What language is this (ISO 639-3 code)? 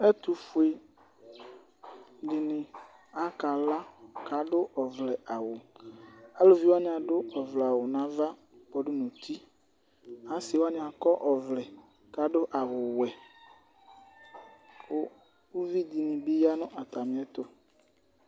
kpo